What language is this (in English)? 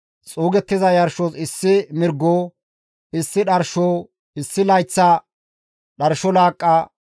Gamo